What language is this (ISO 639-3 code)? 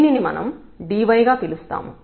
tel